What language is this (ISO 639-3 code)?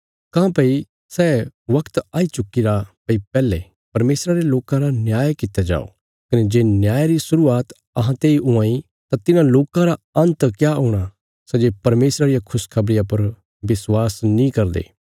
kfs